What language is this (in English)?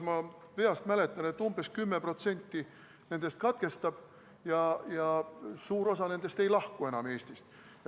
Estonian